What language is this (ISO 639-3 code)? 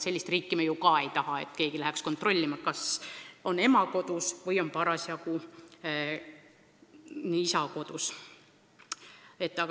est